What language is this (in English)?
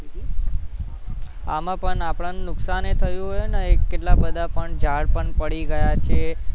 Gujarati